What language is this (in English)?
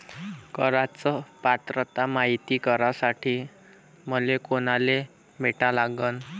Marathi